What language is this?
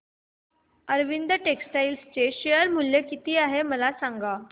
Marathi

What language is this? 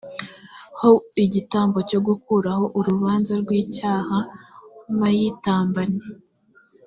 Kinyarwanda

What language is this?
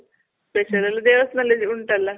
Kannada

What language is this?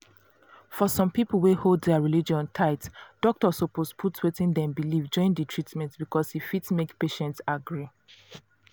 Nigerian Pidgin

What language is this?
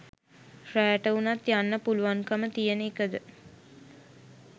Sinhala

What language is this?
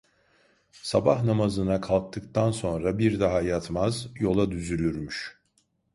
Turkish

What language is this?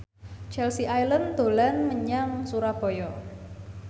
Javanese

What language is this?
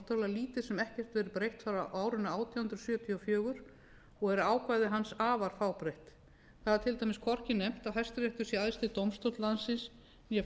Icelandic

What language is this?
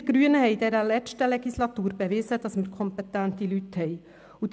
Swiss German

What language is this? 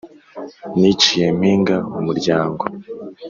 Kinyarwanda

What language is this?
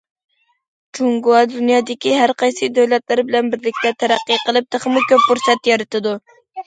Uyghur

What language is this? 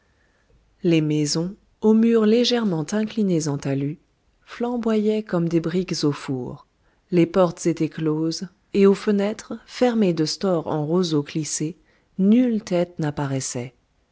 French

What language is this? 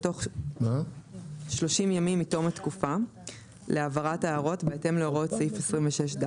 Hebrew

